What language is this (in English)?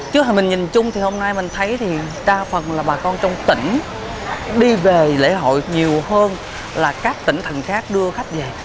Vietnamese